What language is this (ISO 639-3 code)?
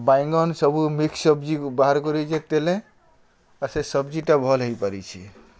ori